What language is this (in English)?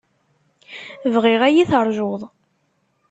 Kabyle